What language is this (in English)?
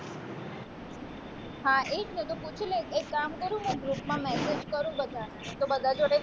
Gujarati